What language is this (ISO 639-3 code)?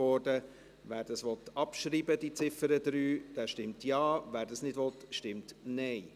gsw